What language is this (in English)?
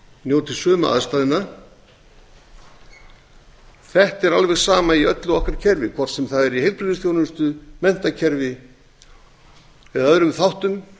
Icelandic